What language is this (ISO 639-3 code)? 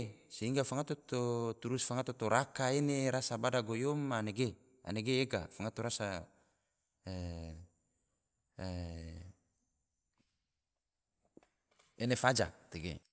tvo